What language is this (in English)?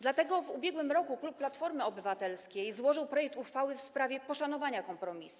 Polish